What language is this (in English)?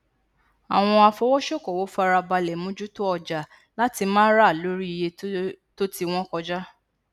Yoruba